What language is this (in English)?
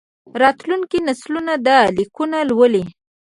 Pashto